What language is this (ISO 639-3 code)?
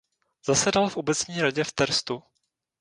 ces